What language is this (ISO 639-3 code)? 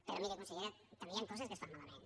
cat